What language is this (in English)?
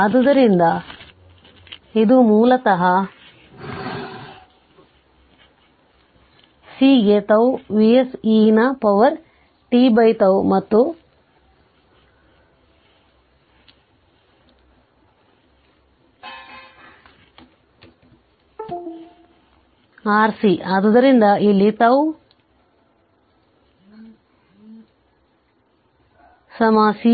Kannada